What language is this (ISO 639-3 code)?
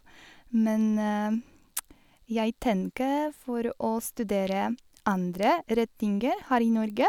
nor